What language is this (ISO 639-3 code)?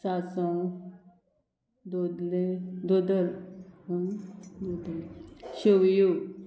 kok